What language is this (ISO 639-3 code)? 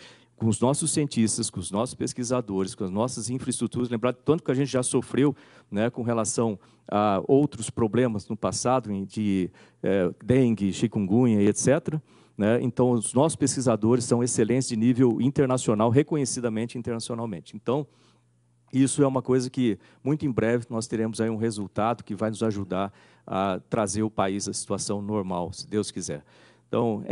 por